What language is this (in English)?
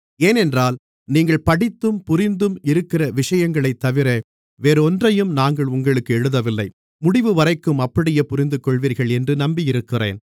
Tamil